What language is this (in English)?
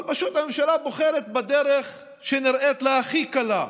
Hebrew